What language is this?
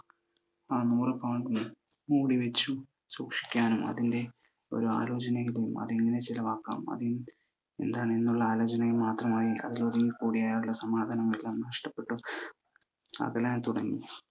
Malayalam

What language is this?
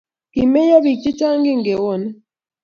Kalenjin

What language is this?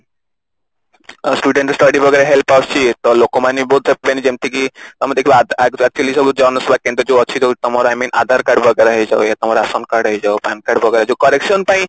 Odia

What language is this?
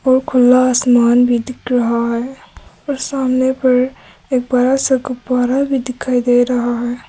Hindi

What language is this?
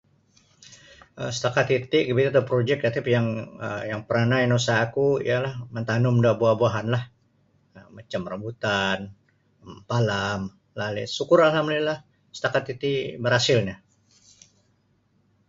Sabah Bisaya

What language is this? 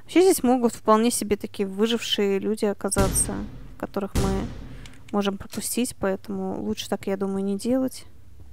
Russian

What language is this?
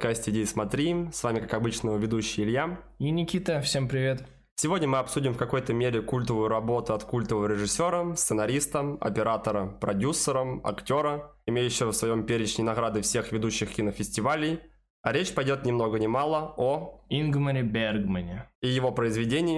Russian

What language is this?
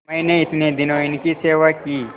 Hindi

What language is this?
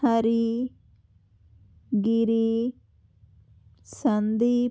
Telugu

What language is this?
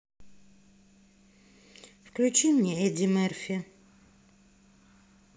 Russian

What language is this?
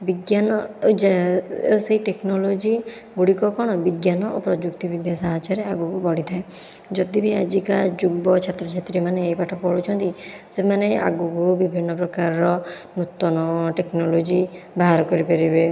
Odia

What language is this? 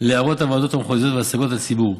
Hebrew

